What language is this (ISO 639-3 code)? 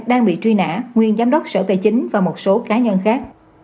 vie